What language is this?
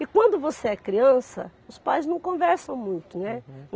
Portuguese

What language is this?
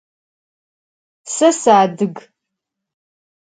Adyghe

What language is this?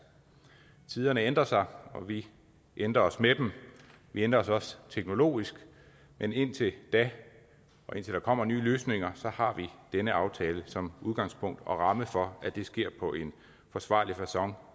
Danish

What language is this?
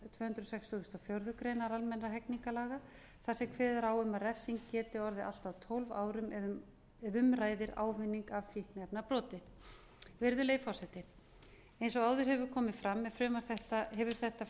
Icelandic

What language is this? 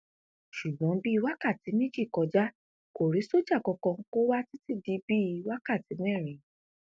Yoruba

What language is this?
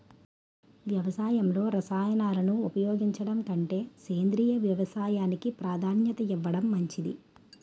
Telugu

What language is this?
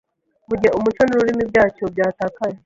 Kinyarwanda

